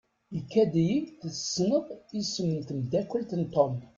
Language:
Kabyle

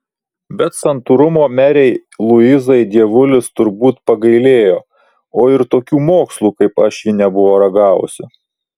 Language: Lithuanian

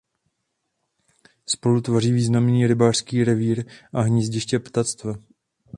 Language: Czech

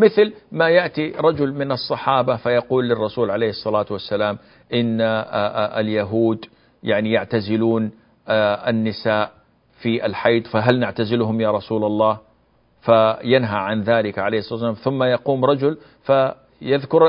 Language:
Arabic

